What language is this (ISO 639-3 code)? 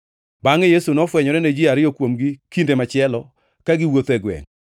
luo